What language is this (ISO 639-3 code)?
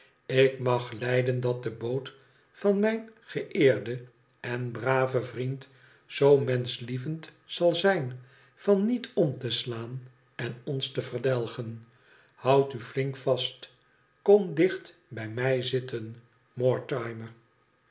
nld